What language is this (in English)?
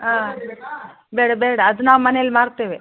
Kannada